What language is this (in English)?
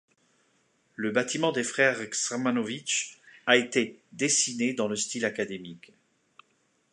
French